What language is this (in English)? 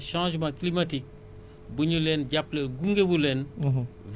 Wolof